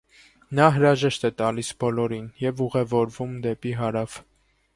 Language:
Armenian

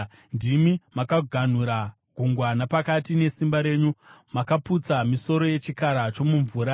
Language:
Shona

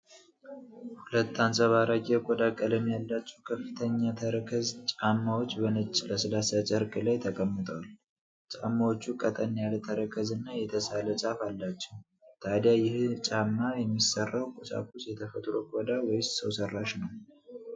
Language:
Amharic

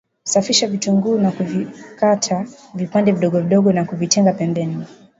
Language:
Swahili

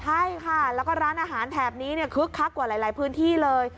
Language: Thai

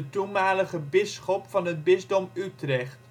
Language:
Dutch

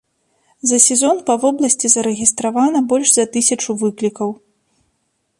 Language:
Belarusian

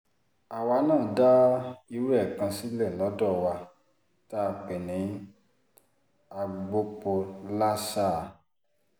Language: Yoruba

